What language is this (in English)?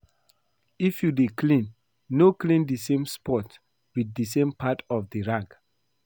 Nigerian Pidgin